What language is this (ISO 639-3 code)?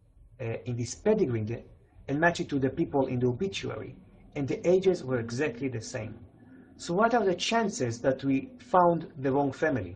eng